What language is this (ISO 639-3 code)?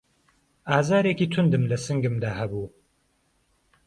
ckb